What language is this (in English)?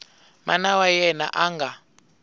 Tsonga